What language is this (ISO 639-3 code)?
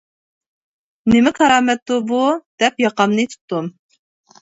uig